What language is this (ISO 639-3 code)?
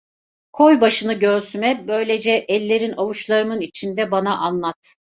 tur